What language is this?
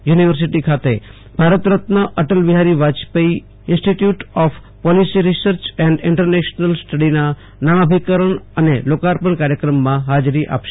Gujarati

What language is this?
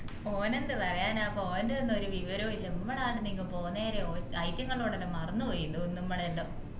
Malayalam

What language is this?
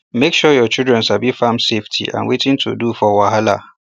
Nigerian Pidgin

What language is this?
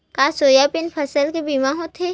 Chhattisgarhi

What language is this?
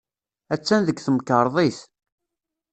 Kabyle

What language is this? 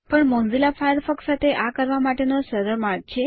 Gujarati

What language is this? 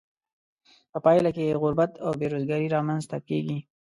Pashto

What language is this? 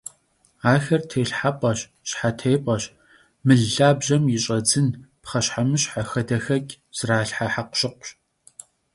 Kabardian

